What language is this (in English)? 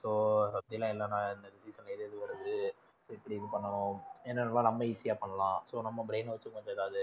Tamil